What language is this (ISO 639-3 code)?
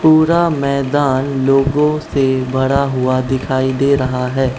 hin